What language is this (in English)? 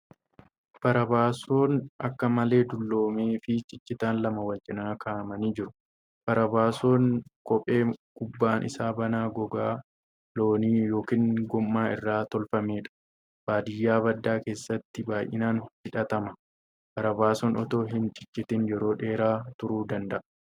Oromo